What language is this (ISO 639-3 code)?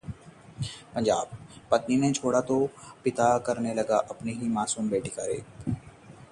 hin